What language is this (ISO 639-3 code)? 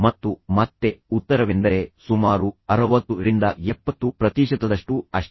kan